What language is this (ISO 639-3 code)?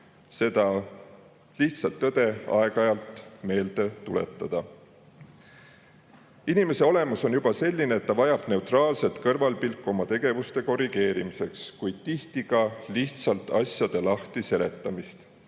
est